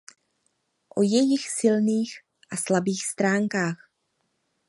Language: Czech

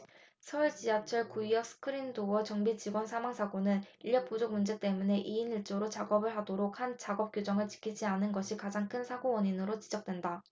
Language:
Korean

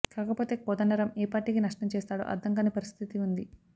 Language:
Telugu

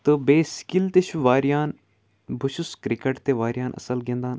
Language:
Kashmiri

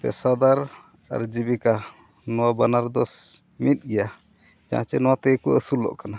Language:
Santali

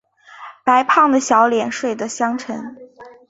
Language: Chinese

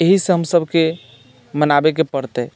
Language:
Maithili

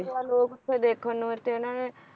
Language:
Punjabi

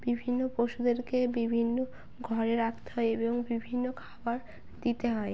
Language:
Bangla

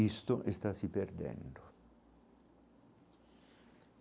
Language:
Portuguese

